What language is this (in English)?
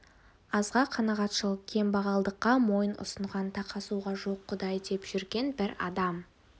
Kazakh